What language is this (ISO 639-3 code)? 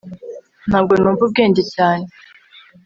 kin